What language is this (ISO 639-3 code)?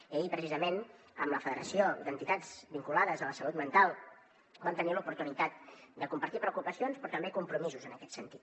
cat